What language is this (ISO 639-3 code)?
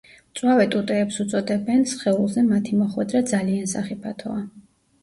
kat